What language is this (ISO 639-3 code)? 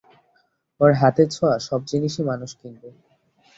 ben